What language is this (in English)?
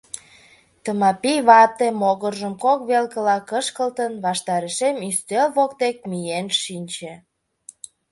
Mari